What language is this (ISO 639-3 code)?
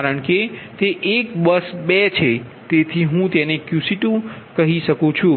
guj